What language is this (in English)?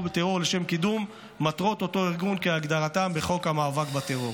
Hebrew